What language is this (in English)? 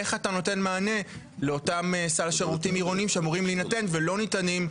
Hebrew